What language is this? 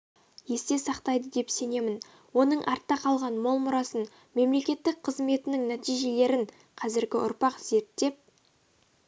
Kazakh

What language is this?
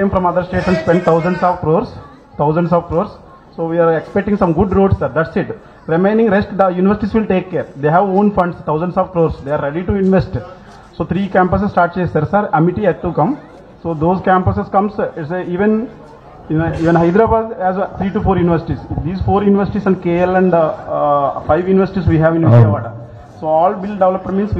Telugu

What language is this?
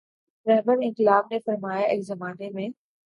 Urdu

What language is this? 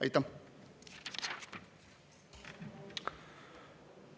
Estonian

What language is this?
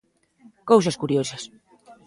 Galician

